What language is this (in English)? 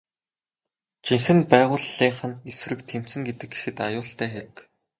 Mongolian